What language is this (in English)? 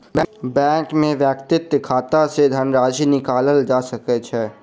Maithili